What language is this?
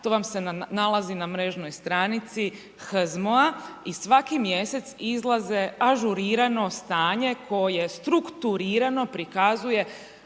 Croatian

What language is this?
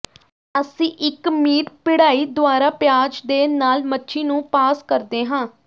Punjabi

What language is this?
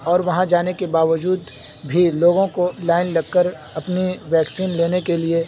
Urdu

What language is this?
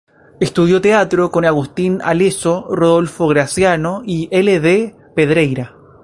Spanish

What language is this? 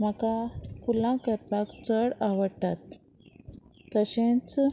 Konkani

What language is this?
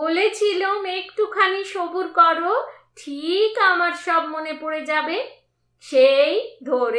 Bangla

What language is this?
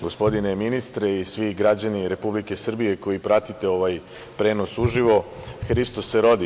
Serbian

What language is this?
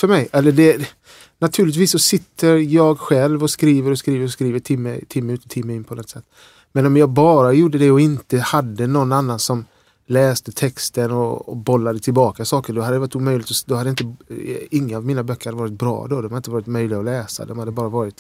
Swedish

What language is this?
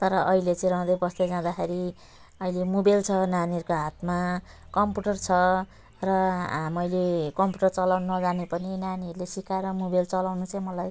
Nepali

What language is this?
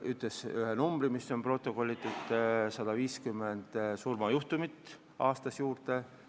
Estonian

